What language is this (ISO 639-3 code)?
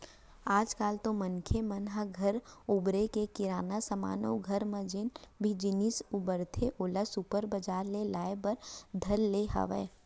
hne